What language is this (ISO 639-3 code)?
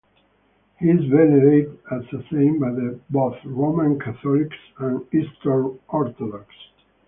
eng